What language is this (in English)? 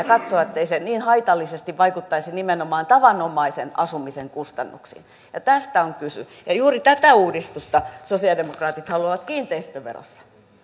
Finnish